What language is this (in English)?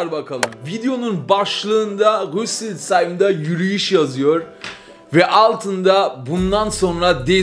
Turkish